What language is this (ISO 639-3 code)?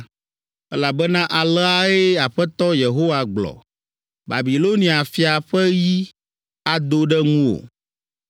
ewe